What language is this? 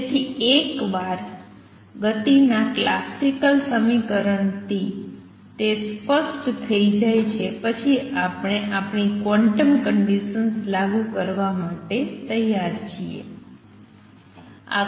Gujarati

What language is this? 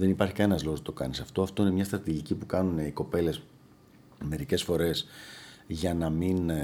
Greek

